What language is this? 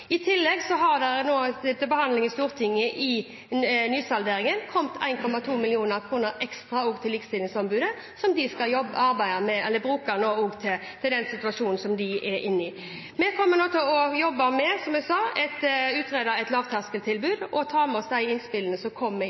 Norwegian Bokmål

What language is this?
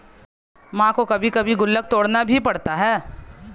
Hindi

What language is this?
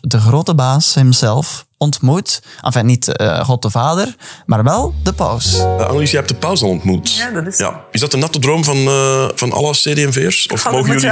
Dutch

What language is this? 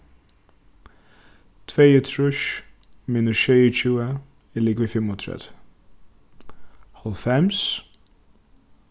Faroese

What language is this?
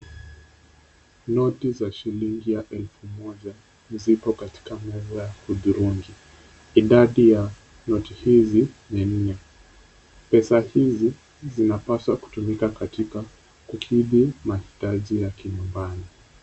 Swahili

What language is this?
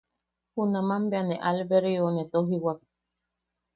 Yaqui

